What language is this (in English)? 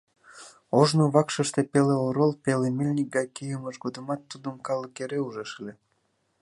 Mari